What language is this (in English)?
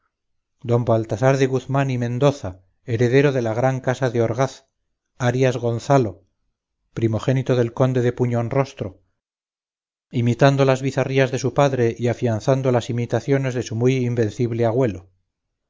Spanish